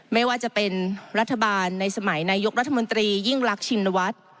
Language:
Thai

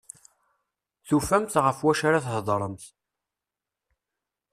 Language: Kabyle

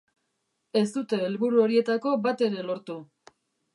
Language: Basque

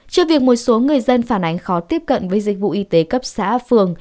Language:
Vietnamese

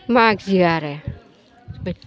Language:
Bodo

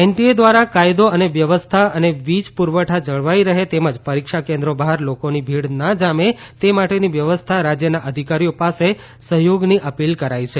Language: Gujarati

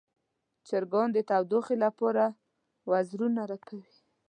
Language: Pashto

